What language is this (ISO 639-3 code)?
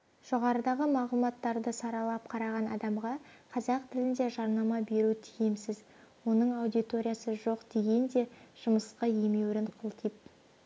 kaz